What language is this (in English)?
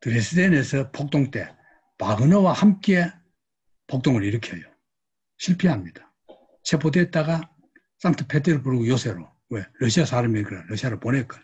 Korean